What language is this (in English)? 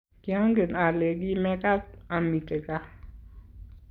Kalenjin